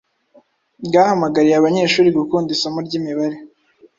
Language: Kinyarwanda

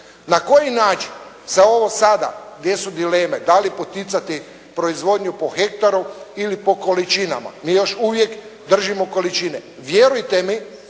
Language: Croatian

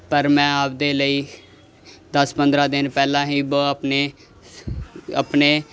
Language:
Punjabi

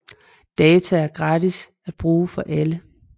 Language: Danish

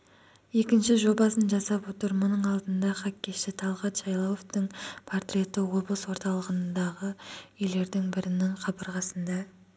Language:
Kazakh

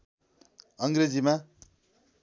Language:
Nepali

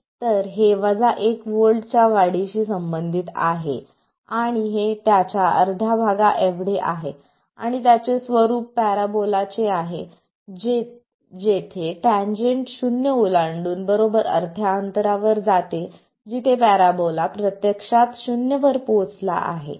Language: Marathi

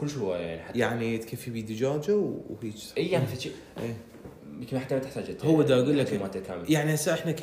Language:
Arabic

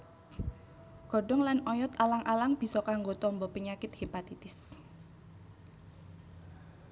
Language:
Javanese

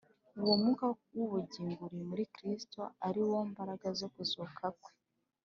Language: Kinyarwanda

